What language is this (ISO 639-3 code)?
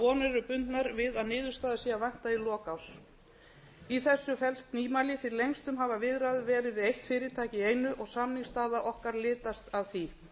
isl